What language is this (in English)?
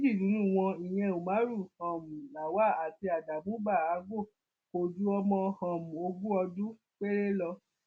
Yoruba